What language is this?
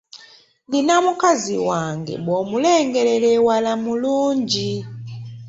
Ganda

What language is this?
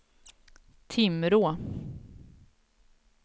Swedish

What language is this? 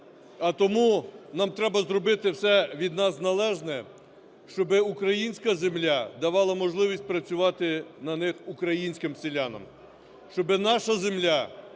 Ukrainian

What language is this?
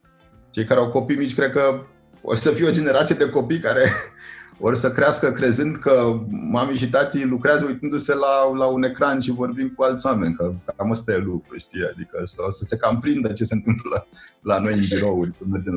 Romanian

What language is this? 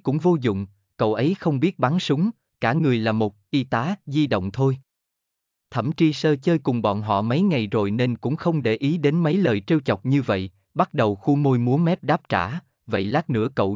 Vietnamese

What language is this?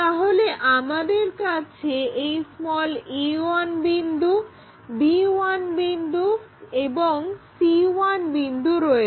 Bangla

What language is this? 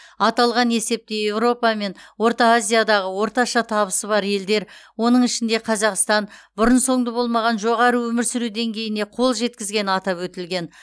Kazakh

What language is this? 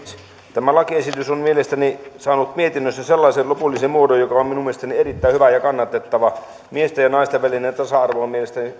Finnish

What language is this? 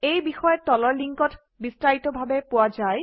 Assamese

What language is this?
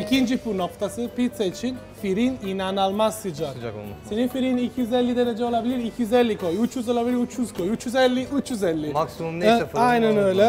Turkish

